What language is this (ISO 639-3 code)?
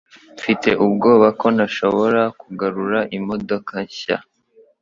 kin